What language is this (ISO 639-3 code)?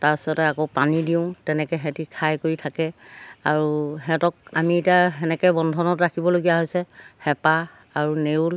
asm